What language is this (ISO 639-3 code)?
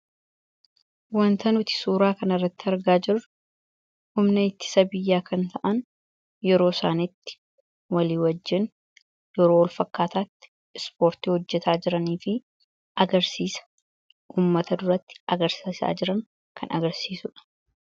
orm